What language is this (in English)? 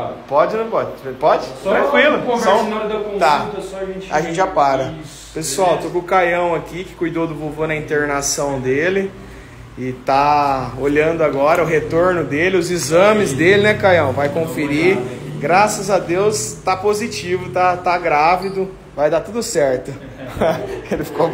Portuguese